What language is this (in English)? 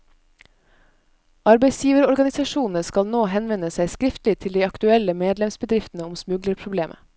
Norwegian